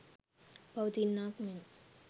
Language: Sinhala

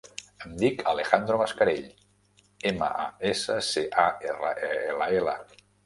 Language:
Catalan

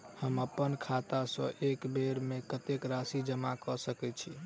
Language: Maithili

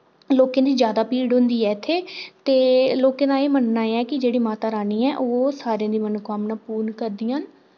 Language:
Dogri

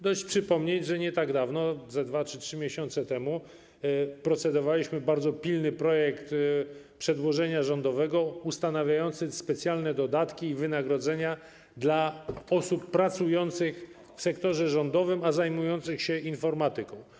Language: Polish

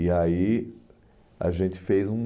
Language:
Portuguese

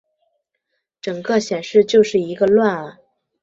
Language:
Chinese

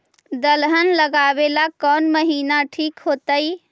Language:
Magahi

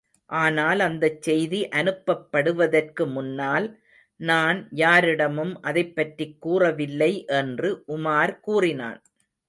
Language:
Tamil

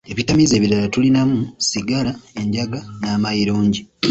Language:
Ganda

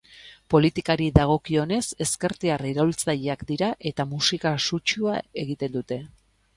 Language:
Basque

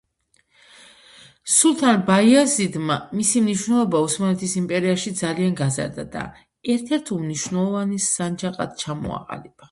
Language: Georgian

